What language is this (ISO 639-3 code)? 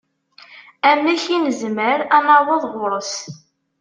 kab